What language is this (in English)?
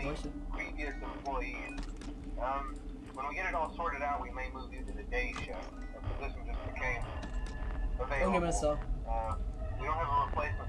German